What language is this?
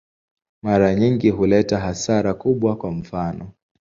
Swahili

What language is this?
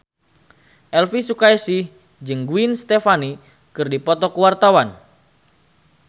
Sundanese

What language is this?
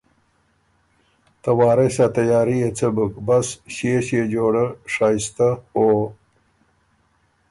Ormuri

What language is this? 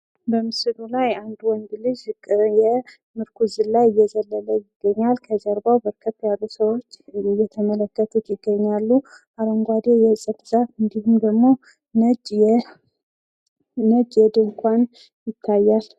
Amharic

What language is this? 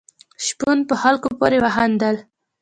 Pashto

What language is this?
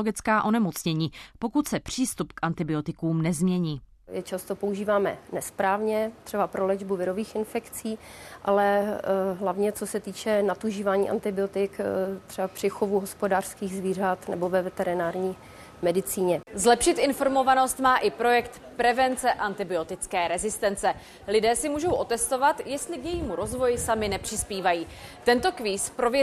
Czech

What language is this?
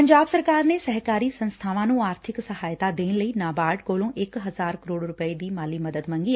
Punjabi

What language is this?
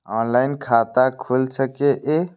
Maithili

